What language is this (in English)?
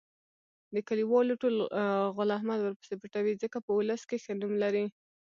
Pashto